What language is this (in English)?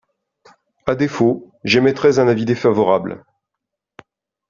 French